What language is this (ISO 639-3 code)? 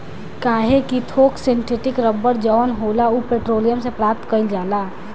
bho